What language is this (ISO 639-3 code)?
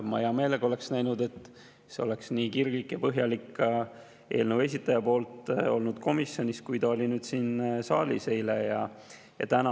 est